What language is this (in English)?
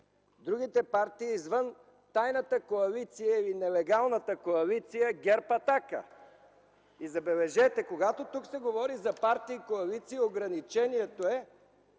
Bulgarian